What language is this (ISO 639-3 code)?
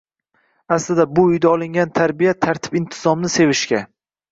uzb